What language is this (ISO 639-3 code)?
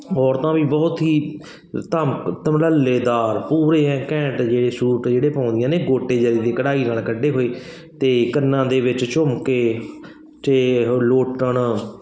pan